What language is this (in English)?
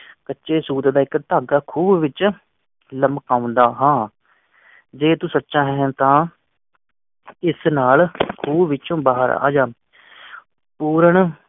Punjabi